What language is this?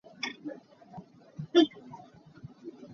Hakha Chin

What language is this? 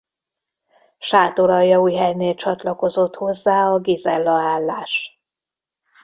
Hungarian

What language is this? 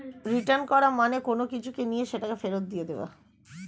Bangla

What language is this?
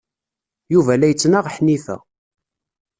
Kabyle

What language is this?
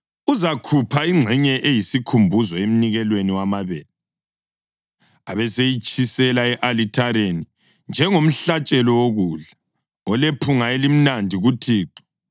North Ndebele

